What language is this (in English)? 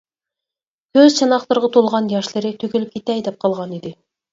Uyghur